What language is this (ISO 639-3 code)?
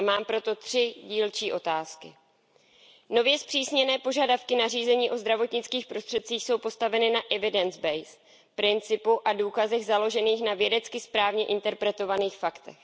ces